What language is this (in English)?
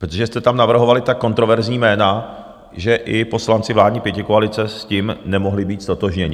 Czech